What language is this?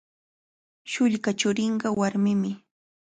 Cajatambo North Lima Quechua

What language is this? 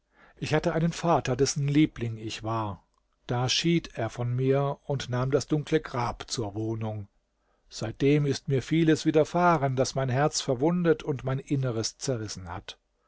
German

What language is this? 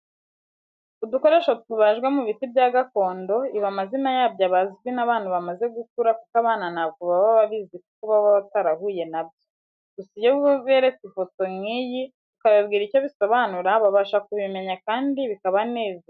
Kinyarwanda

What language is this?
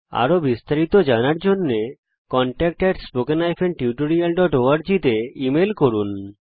Bangla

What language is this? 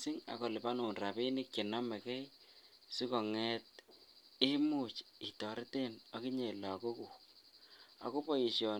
Kalenjin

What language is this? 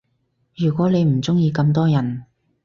Cantonese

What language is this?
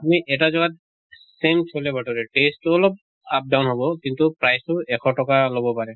Assamese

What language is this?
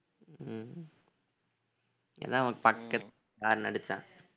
Tamil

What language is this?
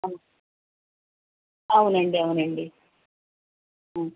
Telugu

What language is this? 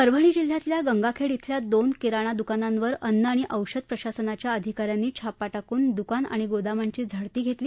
Marathi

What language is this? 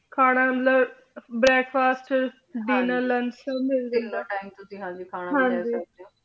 Punjabi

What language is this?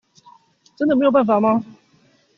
Chinese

